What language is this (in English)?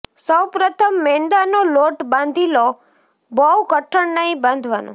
Gujarati